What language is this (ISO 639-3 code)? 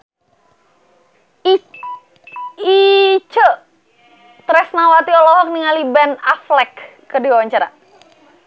sun